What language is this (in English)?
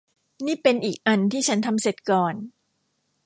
Thai